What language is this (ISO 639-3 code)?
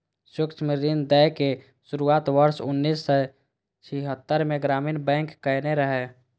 mai